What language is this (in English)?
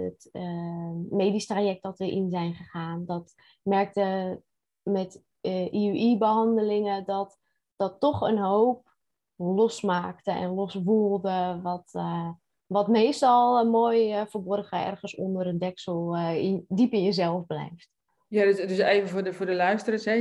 Dutch